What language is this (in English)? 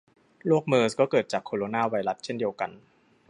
Thai